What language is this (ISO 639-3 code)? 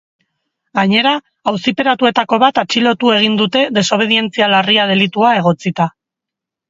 eus